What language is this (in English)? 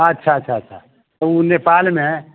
Maithili